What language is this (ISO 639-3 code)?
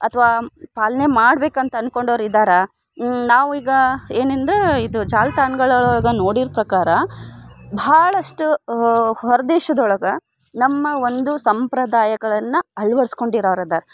kan